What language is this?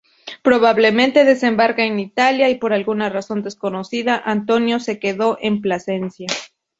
Spanish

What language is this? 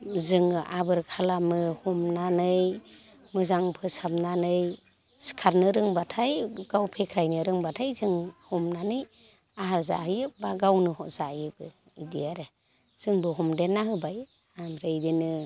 Bodo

